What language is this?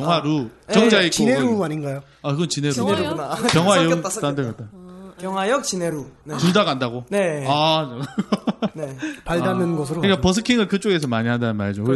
Korean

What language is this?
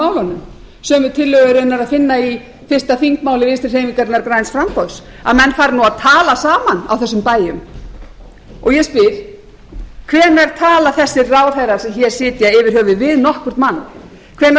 Icelandic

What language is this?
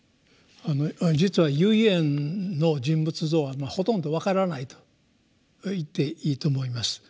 Japanese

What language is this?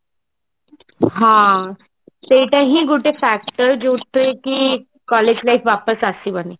Odia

